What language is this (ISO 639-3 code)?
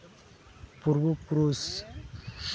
sat